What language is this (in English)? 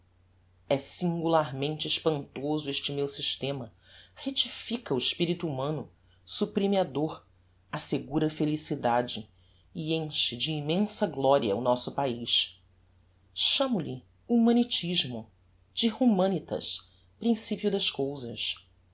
Portuguese